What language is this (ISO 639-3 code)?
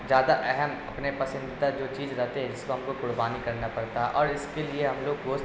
urd